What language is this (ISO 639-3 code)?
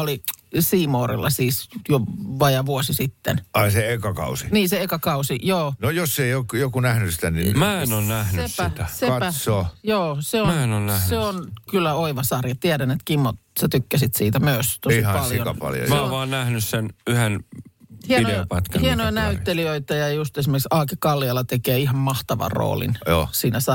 fin